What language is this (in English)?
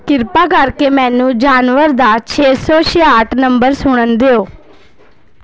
Punjabi